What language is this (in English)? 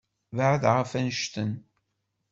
Kabyle